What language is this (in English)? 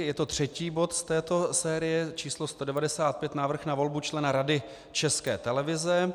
Czech